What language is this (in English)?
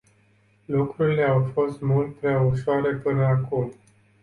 Romanian